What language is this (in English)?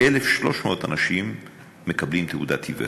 Hebrew